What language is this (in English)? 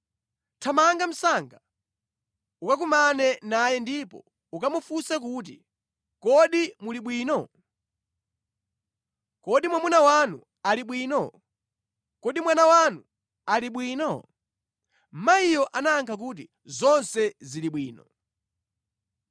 Nyanja